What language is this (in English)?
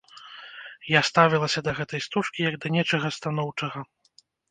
Belarusian